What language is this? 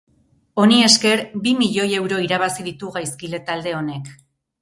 Basque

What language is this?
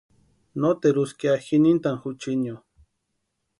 Western Highland Purepecha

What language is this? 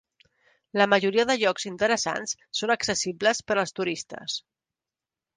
Catalan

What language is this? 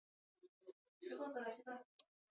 Basque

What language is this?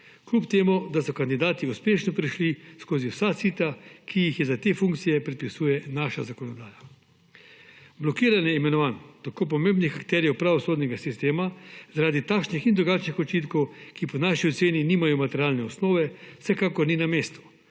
Slovenian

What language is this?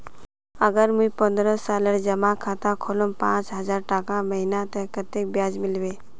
Magahi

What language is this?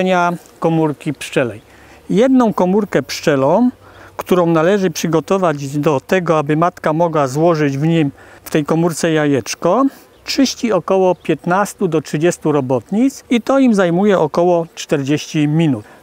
Polish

